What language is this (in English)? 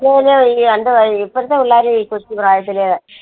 Malayalam